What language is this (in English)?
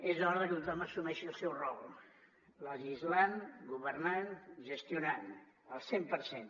Catalan